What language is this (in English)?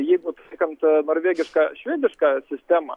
Lithuanian